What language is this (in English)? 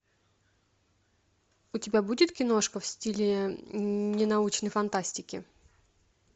Russian